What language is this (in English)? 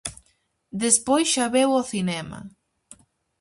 Galician